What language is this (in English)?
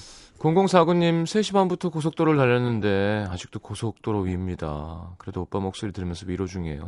Korean